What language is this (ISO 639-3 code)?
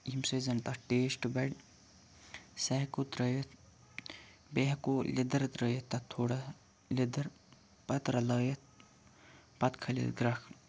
kas